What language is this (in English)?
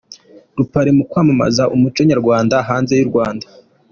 Kinyarwanda